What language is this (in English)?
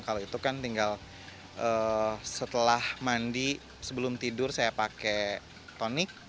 Indonesian